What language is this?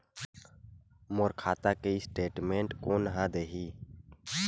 Chhattisgarhi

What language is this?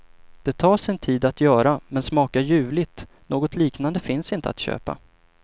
Swedish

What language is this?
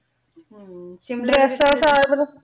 Punjabi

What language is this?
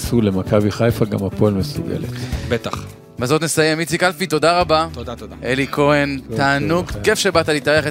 Hebrew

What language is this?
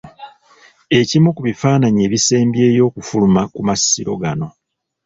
Ganda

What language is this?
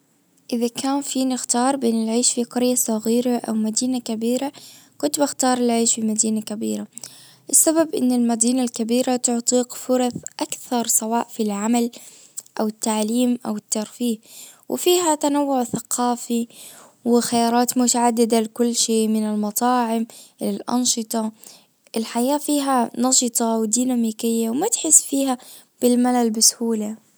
Najdi Arabic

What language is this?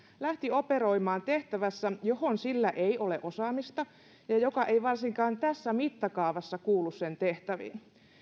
Finnish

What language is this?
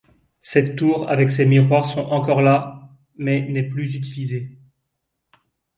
French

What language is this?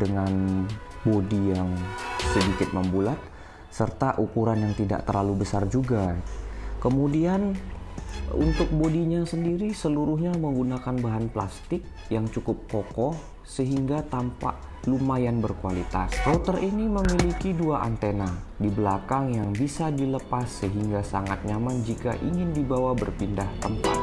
Indonesian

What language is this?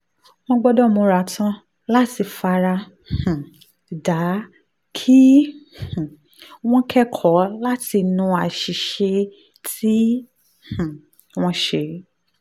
Yoruba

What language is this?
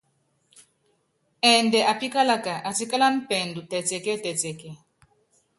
Yangben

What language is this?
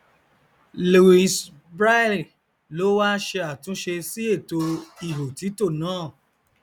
Yoruba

